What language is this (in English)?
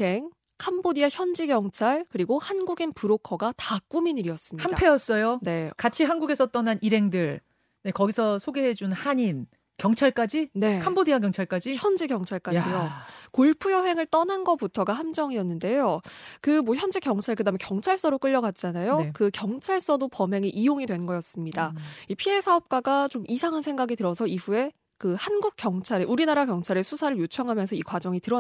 Korean